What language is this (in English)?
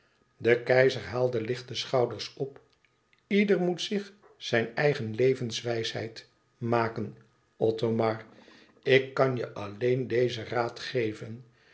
Dutch